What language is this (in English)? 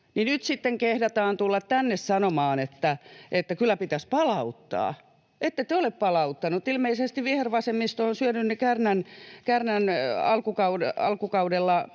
Finnish